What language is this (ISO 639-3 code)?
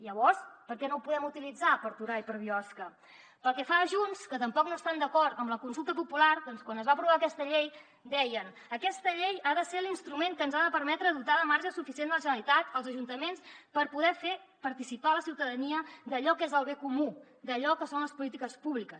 cat